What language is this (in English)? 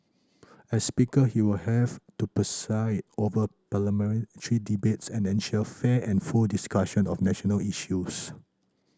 English